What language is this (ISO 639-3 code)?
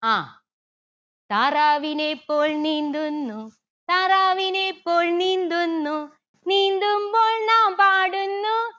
mal